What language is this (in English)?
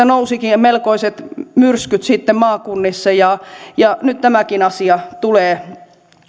Finnish